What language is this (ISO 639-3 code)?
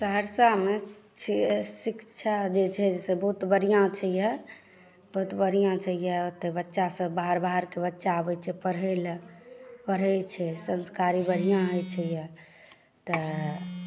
mai